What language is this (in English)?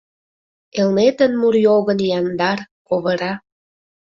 Mari